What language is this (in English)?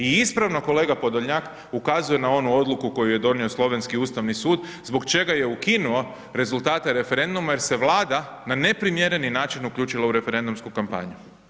Croatian